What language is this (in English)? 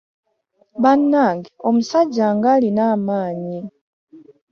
Ganda